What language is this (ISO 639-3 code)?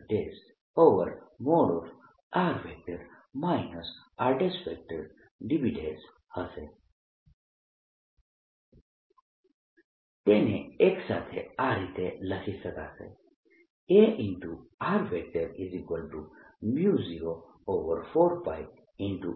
guj